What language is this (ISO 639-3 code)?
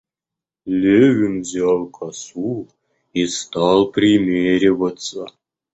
rus